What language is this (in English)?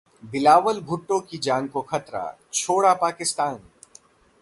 Hindi